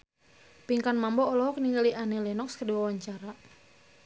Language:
Sundanese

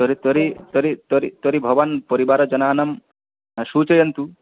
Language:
Sanskrit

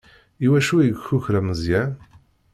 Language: Kabyle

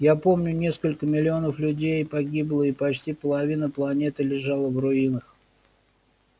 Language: Russian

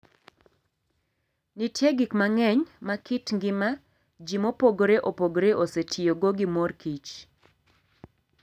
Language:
Luo (Kenya and Tanzania)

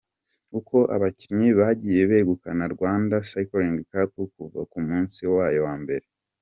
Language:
Kinyarwanda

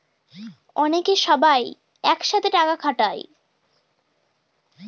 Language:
Bangla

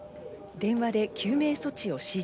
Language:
Japanese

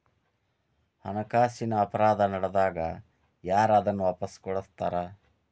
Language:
Kannada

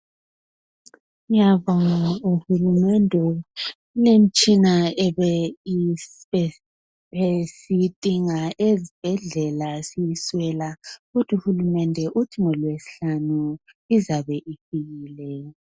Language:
North Ndebele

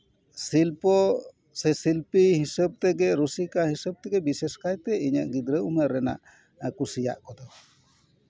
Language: Santali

